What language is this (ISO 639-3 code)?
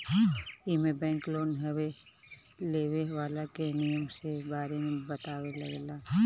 bho